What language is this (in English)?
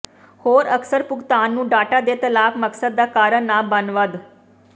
Punjabi